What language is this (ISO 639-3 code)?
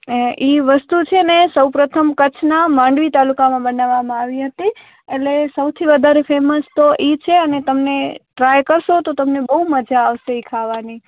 guj